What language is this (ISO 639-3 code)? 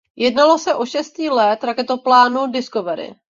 ces